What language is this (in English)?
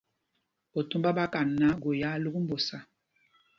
Mpumpong